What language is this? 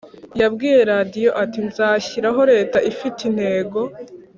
Kinyarwanda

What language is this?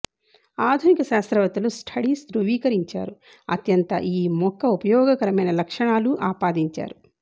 Telugu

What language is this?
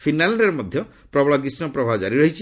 Odia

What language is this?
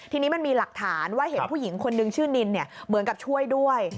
Thai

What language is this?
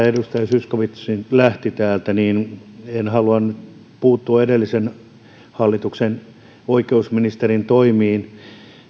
Finnish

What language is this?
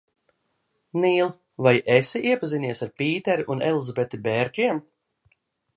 Latvian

